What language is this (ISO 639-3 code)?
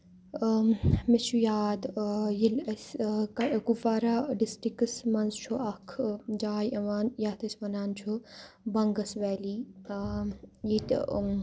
kas